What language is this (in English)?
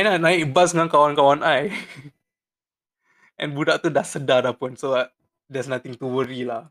Malay